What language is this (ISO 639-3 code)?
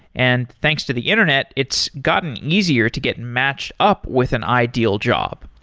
eng